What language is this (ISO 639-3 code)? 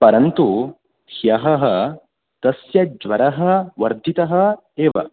san